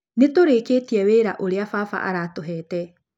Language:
Kikuyu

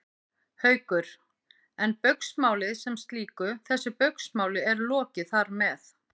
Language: Icelandic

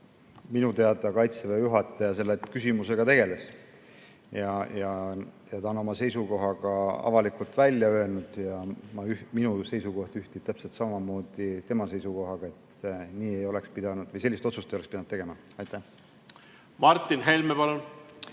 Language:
Estonian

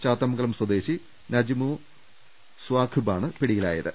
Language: Malayalam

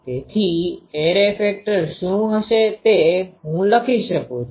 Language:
Gujarati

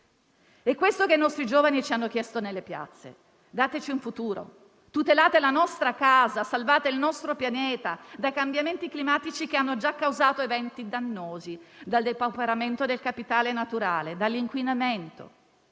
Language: Italian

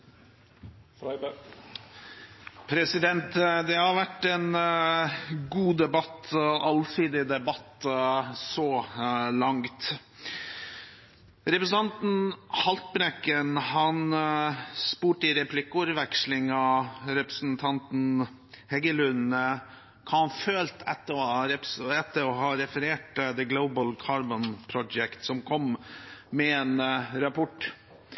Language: Norwegian Bokmål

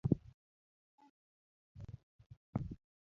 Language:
Luo (Kenya and Tanzania)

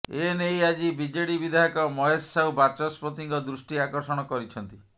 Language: Odia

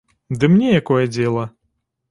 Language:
Belarusian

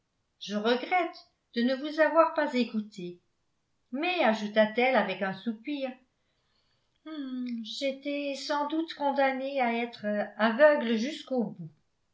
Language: French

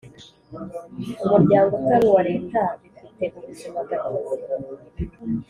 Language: Kinyarwanda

